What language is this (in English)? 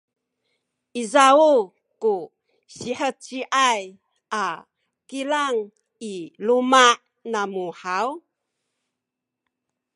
Sakizaya